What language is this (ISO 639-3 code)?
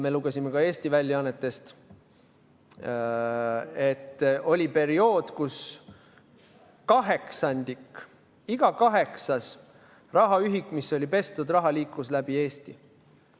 est